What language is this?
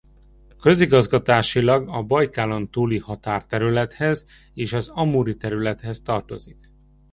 Hungarian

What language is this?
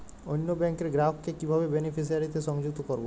Bangla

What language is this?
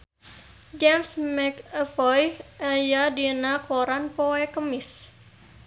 Sundanese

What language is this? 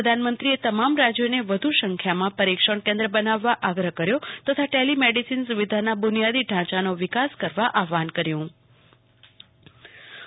Gujarati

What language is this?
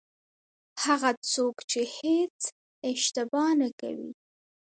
Pashto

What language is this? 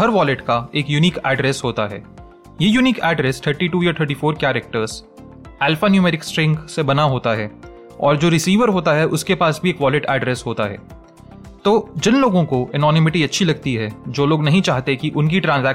Hindi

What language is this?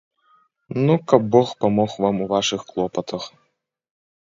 Belarusian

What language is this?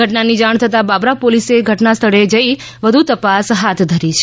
Gujarati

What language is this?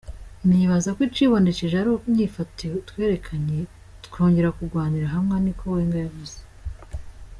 Kinyarwanda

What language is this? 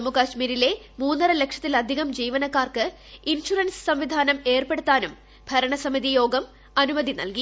Malayalam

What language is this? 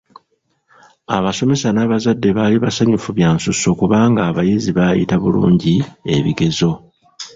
Ganda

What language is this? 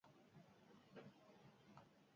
Basque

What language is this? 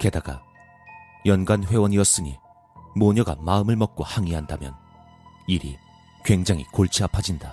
Korean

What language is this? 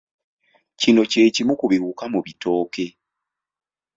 Ganda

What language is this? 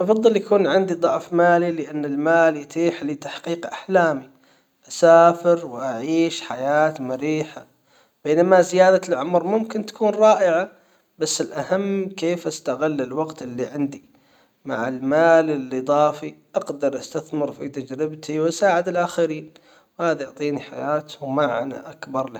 Hijazi Arabic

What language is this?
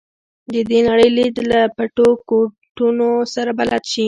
Pashto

